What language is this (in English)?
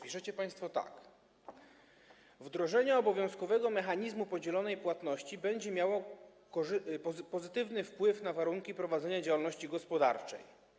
Polish